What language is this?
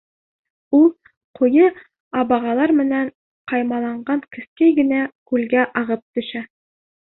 Bashkir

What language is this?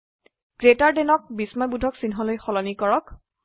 Assamese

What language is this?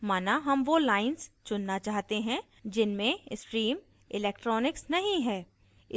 Hindi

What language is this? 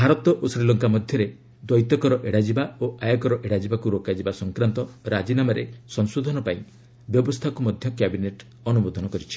Odia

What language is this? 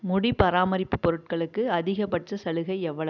Tamil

